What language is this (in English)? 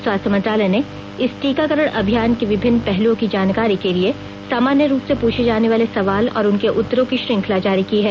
Hindi